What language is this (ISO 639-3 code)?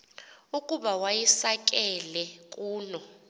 xho